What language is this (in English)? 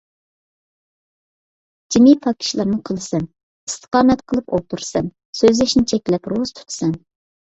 Uyghur